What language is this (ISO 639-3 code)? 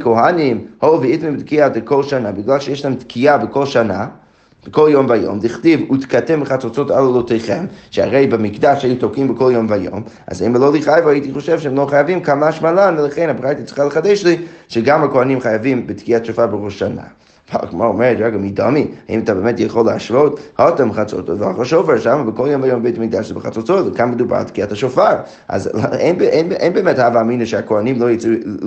heb